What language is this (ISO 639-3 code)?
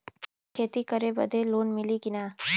bho